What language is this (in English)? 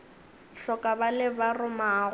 Northern Sotho